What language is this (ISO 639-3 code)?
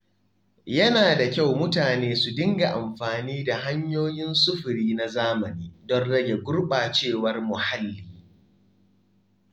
hau